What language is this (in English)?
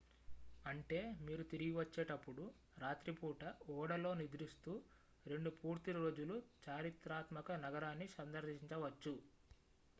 Telugu